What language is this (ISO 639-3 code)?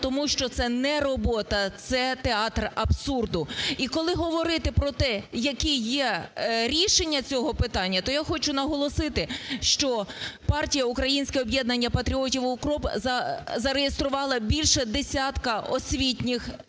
ukr